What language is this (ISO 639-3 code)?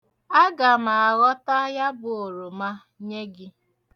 ibo